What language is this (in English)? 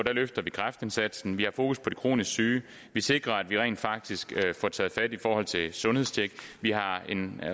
Danish